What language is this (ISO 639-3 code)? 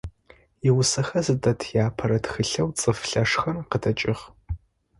ady